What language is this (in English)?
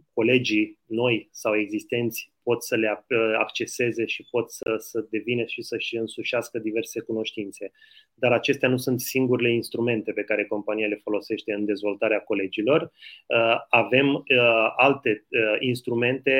Romanian